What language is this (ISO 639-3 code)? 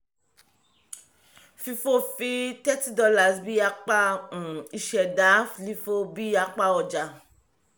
yor